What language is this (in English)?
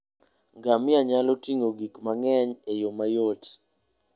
Luo (Kenya and Tanzania)